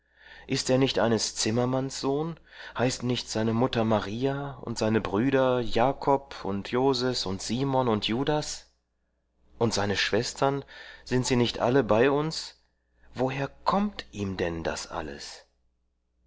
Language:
German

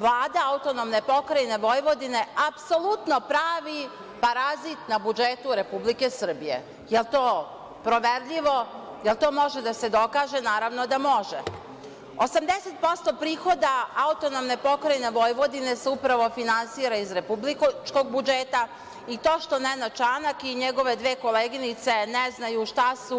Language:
Serbian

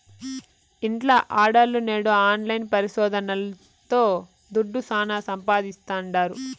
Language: Telugu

